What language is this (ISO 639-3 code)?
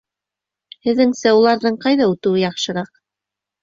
bak